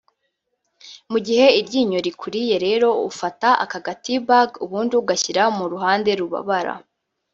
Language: Kinyarwanda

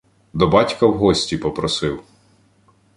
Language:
Ukrainian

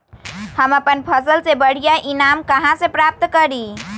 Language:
Magahi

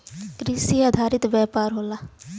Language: Bhojpuri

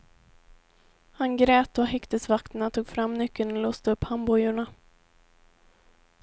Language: Swedish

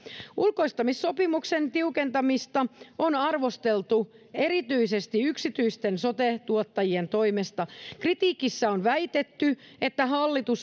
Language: Finnish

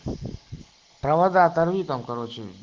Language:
Russian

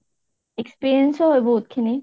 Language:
Assamese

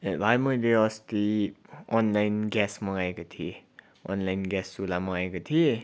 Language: Nepali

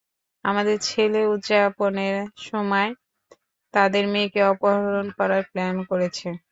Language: Bangla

